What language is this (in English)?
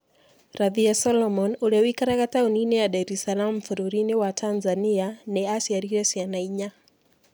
Kikuyu